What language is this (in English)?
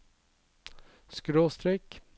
Norwegian